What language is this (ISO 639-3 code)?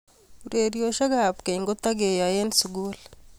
kln